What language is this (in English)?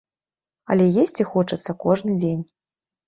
Belarusian